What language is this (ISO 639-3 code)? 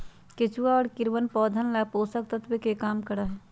mag